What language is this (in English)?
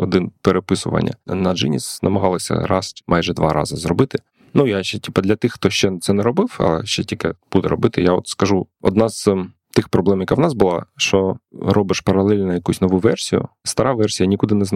Ukrainian